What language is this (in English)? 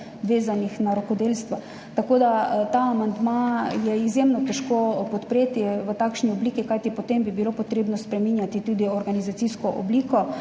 Slovenian